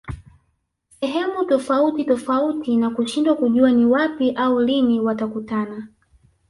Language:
Swahili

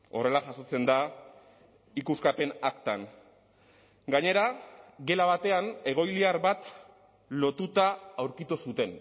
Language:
Basque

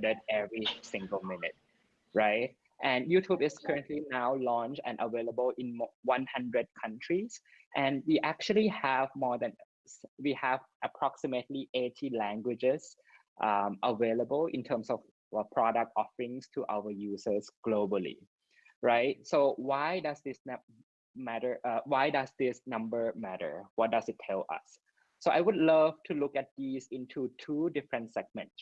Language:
English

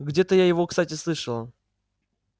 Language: Russian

